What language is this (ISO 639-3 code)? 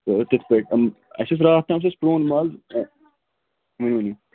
kas